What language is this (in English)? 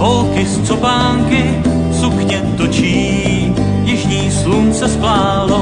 Czech